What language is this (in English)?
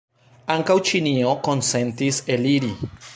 Esperanto